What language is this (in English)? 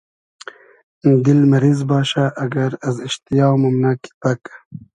Hazaragi